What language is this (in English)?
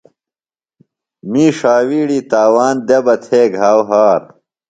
Phalura